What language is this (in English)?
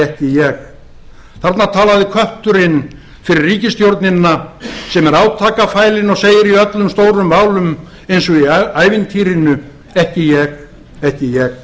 Icelandic